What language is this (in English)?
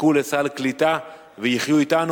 Hebrew